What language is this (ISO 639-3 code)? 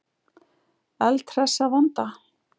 isl